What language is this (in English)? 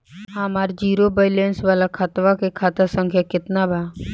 Bhojpuri